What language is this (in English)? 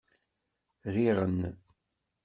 Kabyle